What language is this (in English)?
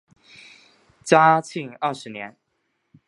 Chinese